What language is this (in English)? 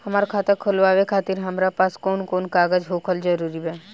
Bhojpuri